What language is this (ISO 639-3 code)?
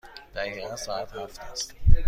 fas